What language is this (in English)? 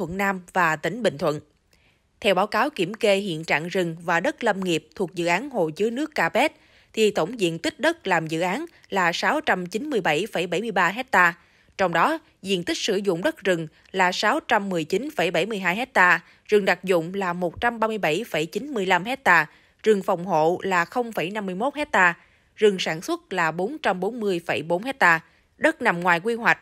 Vietnamese